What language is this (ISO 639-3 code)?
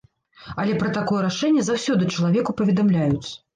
bel